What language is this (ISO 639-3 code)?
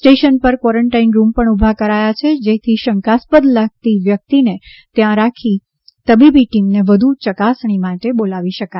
guj